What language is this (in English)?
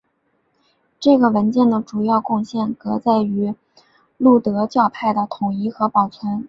Chinese